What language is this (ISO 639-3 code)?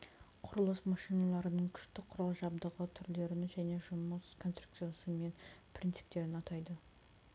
kaz